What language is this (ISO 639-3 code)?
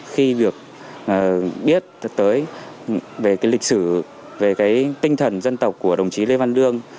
vie